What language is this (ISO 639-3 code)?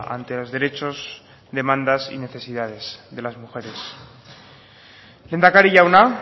spa